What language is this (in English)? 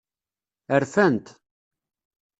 Kabyle